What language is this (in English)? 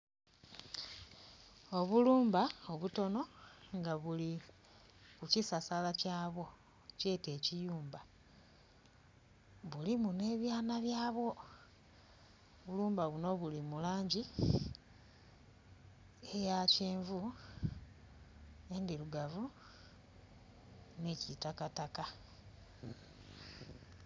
Soga